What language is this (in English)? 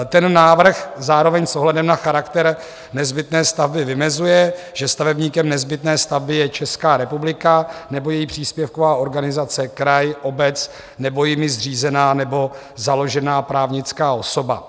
Czech